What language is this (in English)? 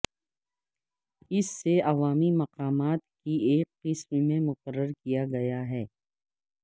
Urdu